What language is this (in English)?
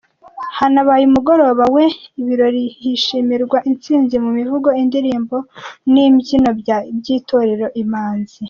Kinyarwanda